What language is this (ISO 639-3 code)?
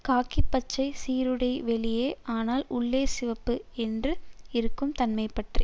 tam